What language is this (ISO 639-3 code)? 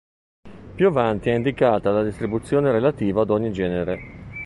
ita